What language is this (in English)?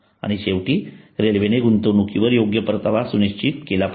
Marathi